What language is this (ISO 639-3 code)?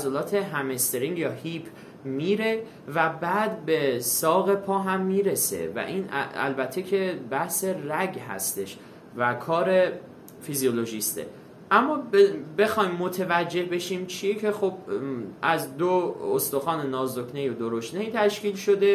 fas